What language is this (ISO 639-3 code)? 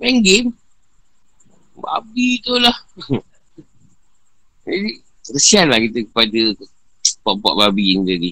msa